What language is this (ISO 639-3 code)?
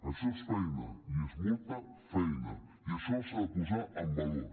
cat